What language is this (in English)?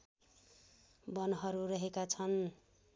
Nepali